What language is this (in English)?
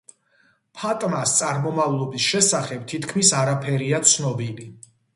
Georgian